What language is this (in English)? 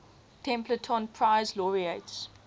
English